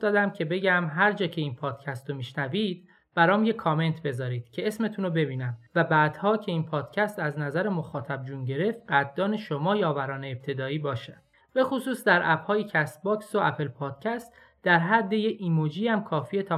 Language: Persian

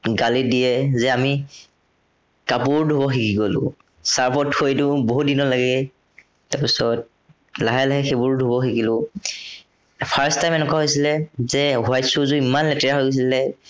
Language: Assamese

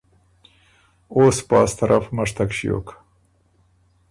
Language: Ormuri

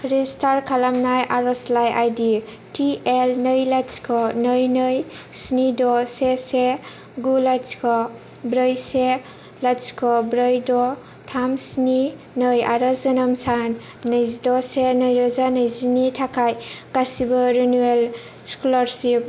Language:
Bodo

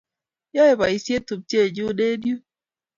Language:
Kalenjin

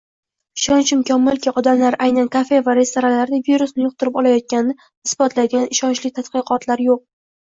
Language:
Uzbek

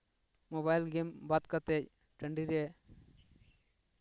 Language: Santali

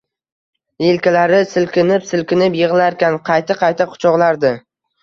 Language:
Uzbek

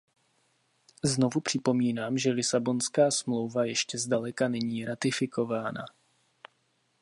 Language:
Czech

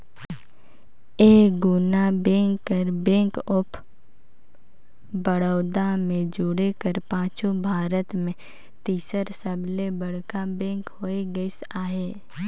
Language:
Chhattisgarhi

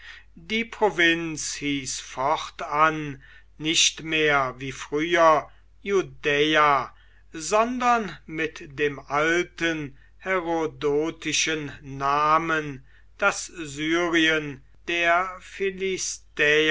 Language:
German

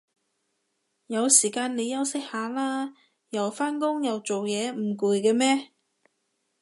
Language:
Cantonese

